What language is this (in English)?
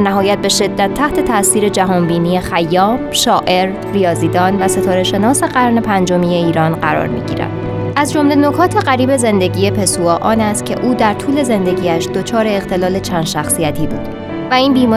Persian